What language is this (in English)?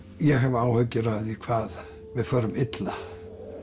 Icelandic